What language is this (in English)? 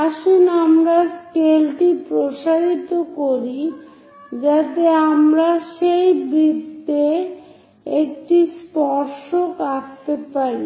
Bangla